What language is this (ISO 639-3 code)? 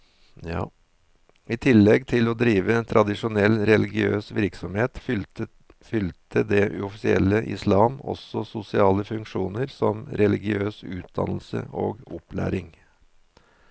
nor